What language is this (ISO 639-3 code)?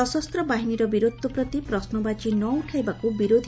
ori